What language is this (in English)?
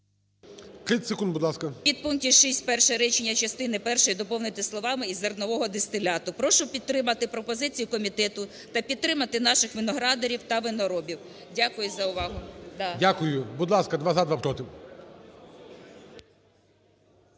Ukrainian